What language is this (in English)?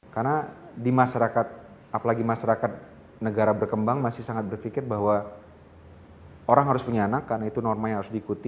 Indonesian